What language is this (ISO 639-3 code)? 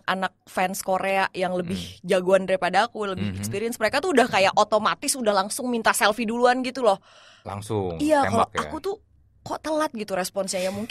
ind